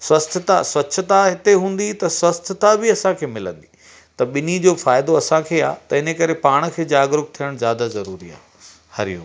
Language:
Sindhi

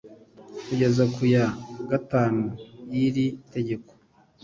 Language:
Kinyarwanda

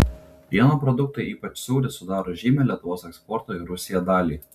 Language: Lithuanian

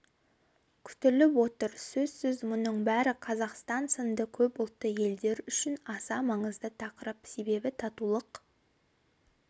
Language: Kazakh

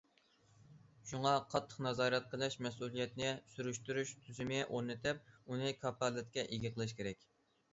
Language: Uyghur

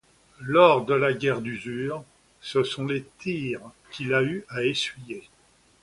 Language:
French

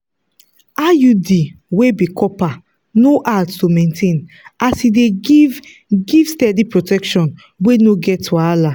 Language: Nigerian Pidgin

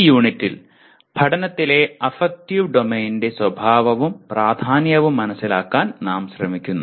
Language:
Malayalam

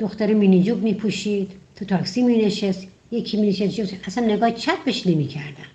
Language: Persian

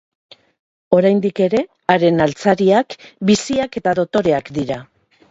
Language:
Basque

